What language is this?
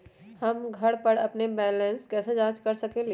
Magahi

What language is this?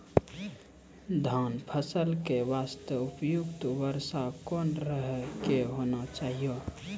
Maithili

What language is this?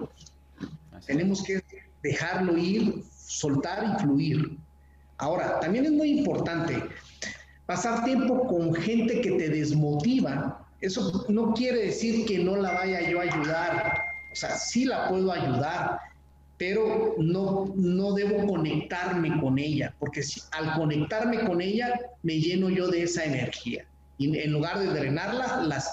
Spanish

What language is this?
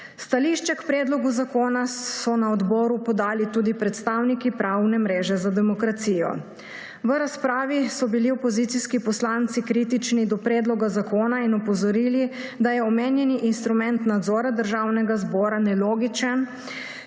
Slovenian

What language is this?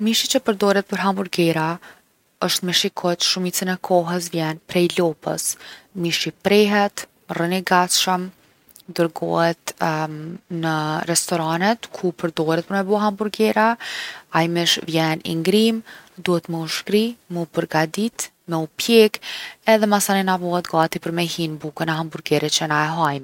Gheg Albanian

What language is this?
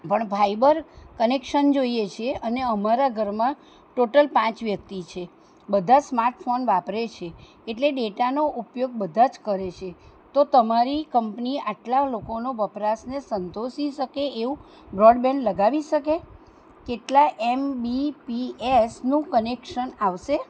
Gujarati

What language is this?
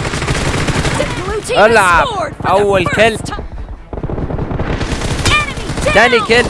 Arabic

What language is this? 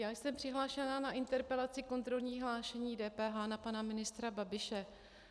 Czech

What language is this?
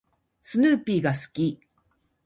Japanese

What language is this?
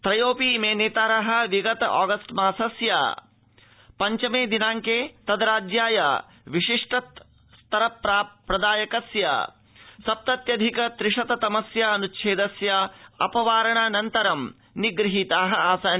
Sanskrit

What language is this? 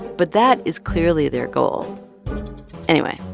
English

